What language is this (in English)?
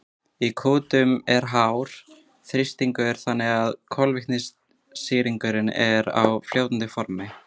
Icelandic